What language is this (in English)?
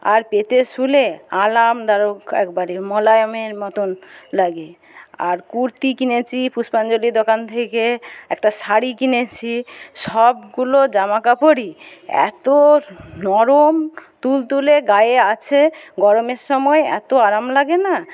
Bangla